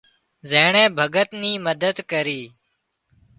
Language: Wadiyara Koli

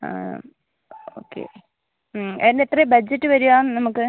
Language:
Malayalam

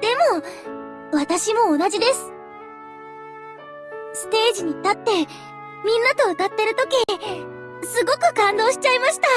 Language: Japanese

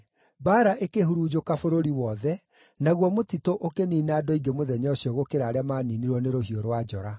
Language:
Kikuyu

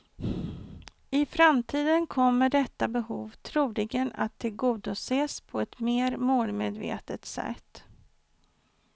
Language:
Swedish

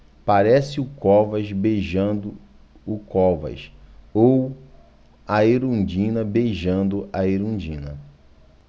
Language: Portuguese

